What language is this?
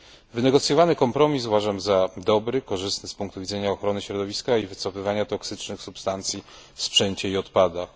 Polish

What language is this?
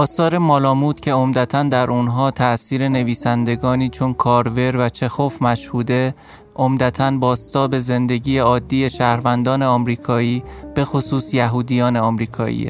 Persian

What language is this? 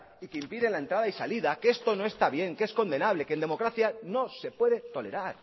Spanish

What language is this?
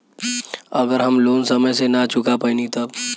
Bhojpuri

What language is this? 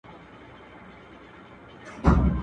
Pashto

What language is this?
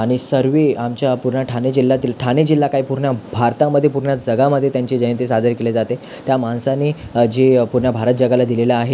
Marathi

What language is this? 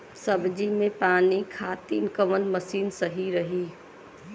Bhojpuri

